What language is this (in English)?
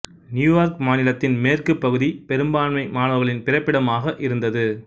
Tamil